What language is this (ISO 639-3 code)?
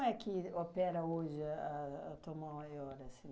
por